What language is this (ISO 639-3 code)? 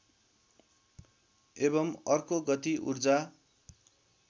nep